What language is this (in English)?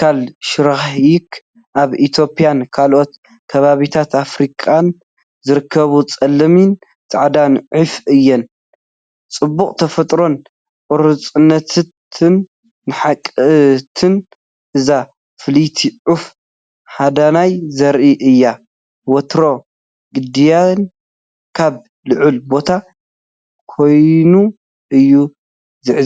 Tigrinya